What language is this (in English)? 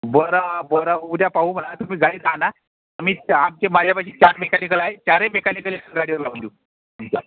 Marathi